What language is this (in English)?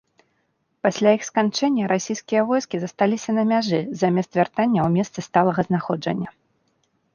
Belarusian